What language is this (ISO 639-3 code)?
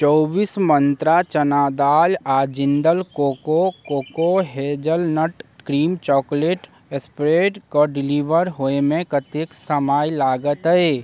mai